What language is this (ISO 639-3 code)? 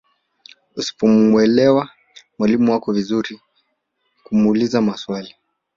swa